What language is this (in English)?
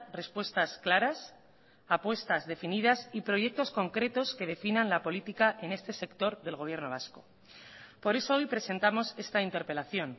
Spanish